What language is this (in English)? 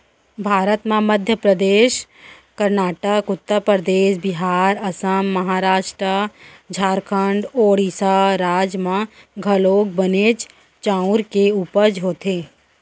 Chhattisgarhi